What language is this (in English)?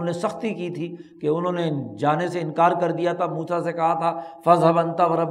Urdu